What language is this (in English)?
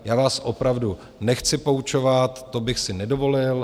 Czech